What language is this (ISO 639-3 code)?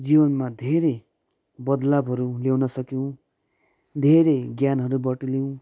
nep